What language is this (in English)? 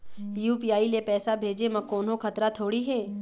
Chhattisgarhi